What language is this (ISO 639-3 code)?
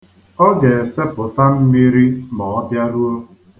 ibo